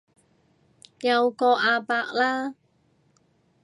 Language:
Cantonese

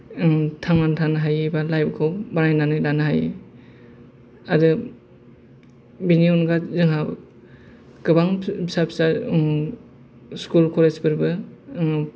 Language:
Bodo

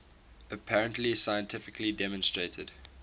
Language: English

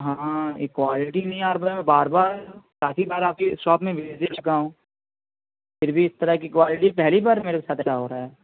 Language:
Urdu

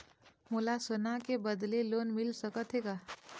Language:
Chhattisgarhi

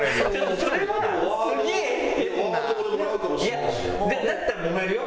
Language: Japanese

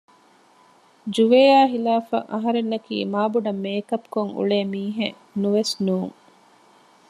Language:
Divehi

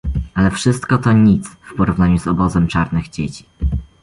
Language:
Polish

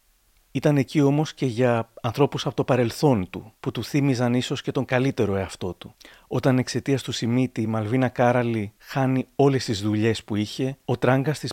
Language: Greek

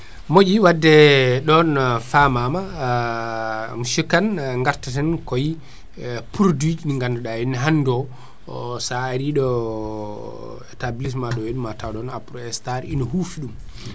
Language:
Fula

